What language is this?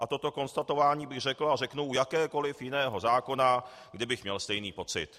Czech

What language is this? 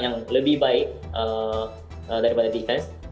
Indonesian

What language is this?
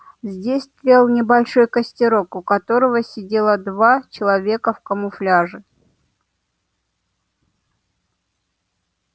Russian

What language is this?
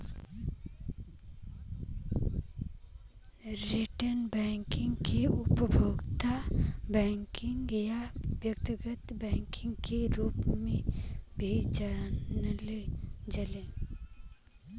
Bhojpuri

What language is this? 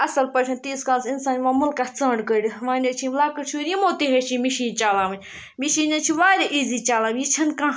Kashmiri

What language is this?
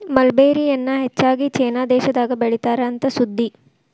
Kannada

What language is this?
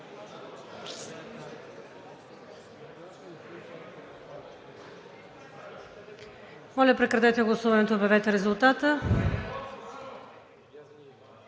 Bulgarian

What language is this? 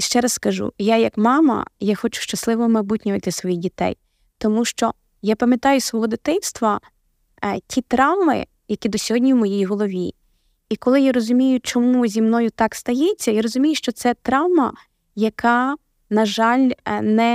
Ukrainian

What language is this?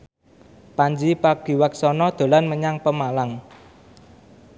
Javanese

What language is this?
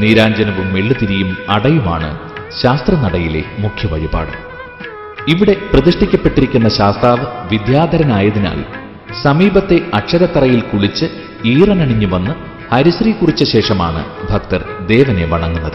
Malayalam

